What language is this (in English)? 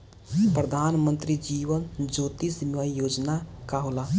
Bhojpuri